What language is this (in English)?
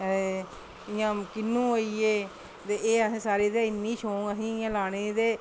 Dogri